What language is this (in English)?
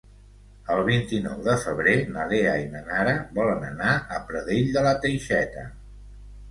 Catalan